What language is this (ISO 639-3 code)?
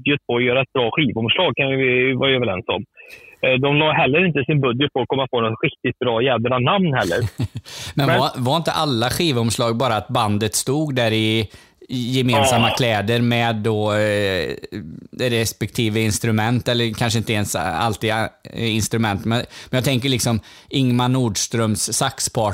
swe